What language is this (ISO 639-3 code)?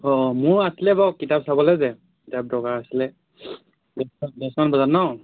asm